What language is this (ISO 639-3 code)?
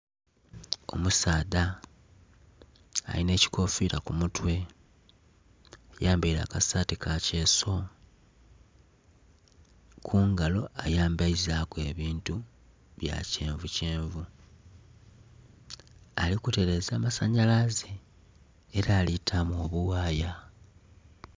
xog